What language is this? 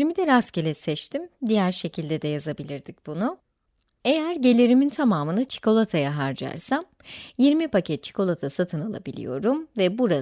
Turkish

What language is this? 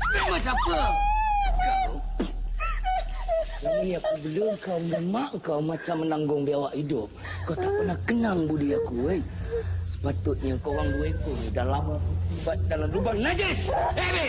Malay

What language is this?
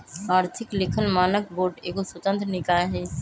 Magahi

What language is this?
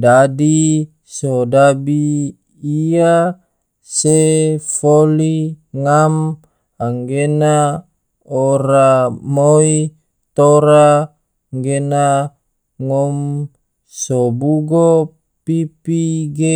Tidore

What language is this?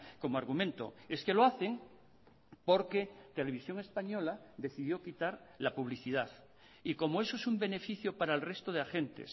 Spanish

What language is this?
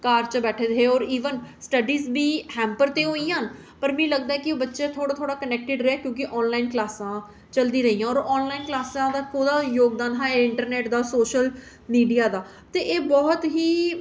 Dogri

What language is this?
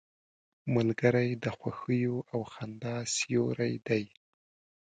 Pashto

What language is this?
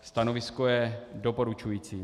Czech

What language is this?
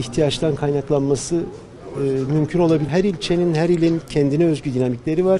Turkish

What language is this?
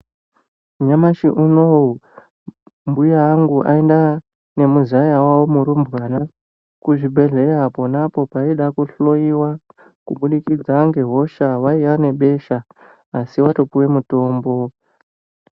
Ndau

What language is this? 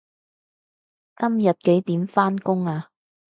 Cantonese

